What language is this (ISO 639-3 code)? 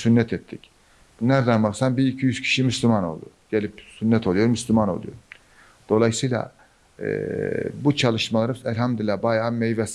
tur